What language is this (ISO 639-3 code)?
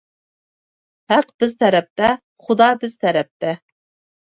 uig